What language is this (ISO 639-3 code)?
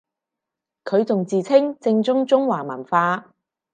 yue